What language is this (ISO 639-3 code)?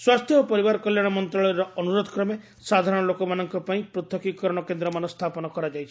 ori